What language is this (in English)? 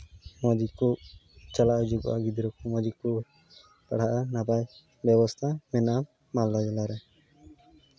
Santali